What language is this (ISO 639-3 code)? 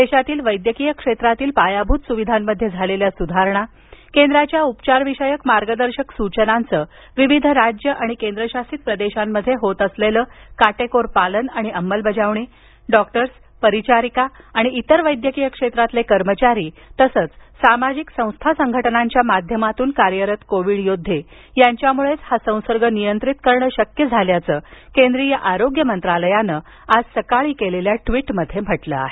mar